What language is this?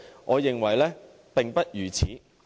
Cantonese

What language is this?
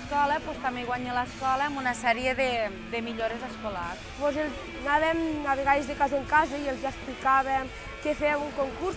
Portuguese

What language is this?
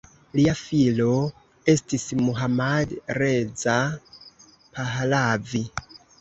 Esperanto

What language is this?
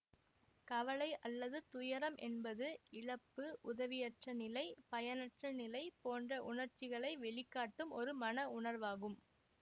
Tamil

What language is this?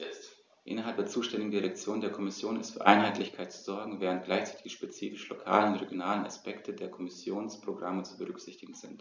German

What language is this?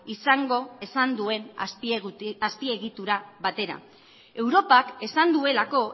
Basque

